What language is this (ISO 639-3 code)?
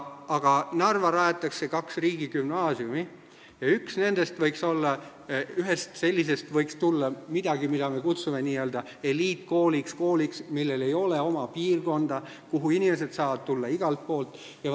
est